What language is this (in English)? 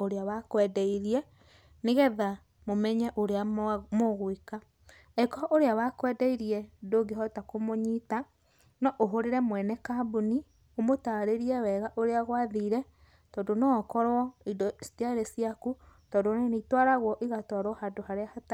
Kikuyu